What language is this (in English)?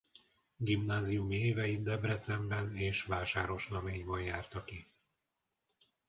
Hungarian